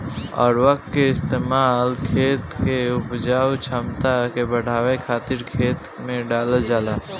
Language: Bhojpuri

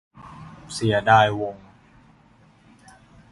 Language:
Thai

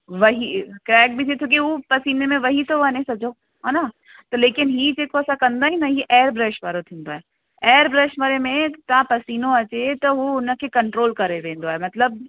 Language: Sindhi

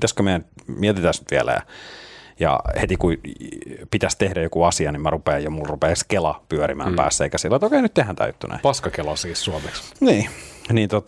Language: Finnish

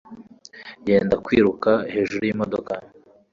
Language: Kinyarwanda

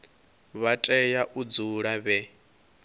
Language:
Venda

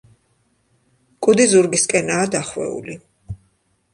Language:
Georgian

